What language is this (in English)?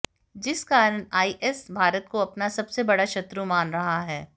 Hindi